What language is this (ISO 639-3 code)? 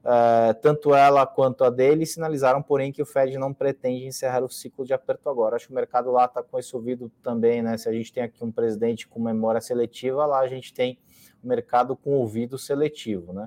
por